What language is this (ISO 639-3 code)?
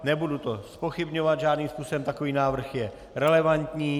ces